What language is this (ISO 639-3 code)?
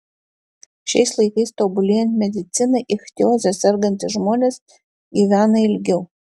lit